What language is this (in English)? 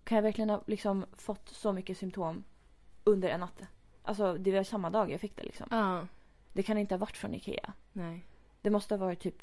Swedish